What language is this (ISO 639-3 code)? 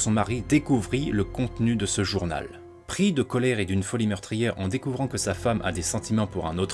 fra